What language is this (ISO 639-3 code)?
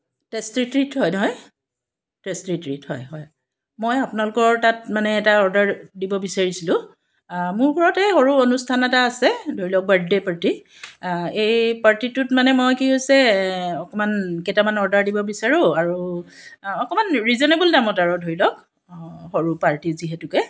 asm